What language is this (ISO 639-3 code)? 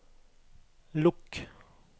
nor